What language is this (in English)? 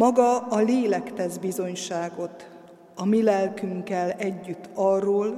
Hungarian